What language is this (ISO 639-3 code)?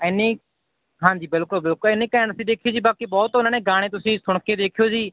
pan